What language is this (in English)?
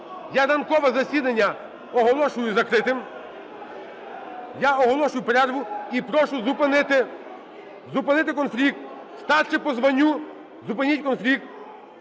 Ukrainian